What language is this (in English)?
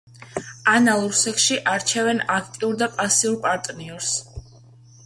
Georgian